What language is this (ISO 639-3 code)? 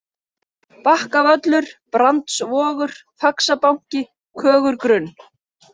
isl